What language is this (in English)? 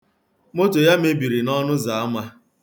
Igbo